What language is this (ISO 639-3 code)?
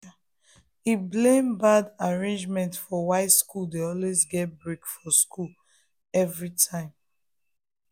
pcm